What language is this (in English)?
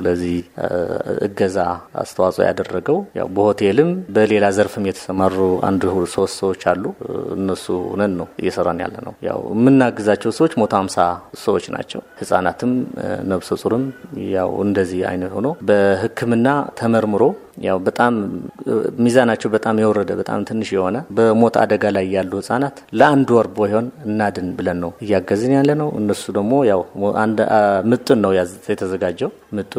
Amharic